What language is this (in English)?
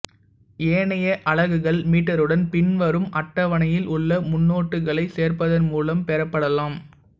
Tamil